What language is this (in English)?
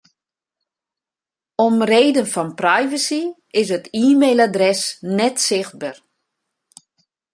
Western Frisian